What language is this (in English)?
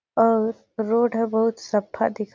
Surgujia